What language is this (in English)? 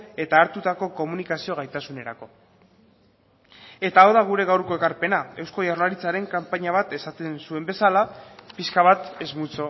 Basque